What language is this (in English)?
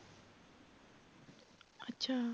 Punjabi